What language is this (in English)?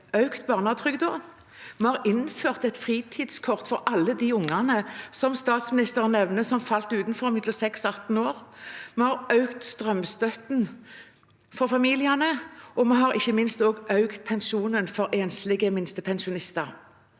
Norwegian